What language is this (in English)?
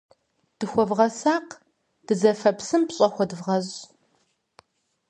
Kabardian